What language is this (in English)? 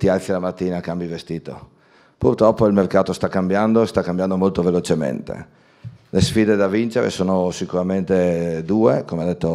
Italian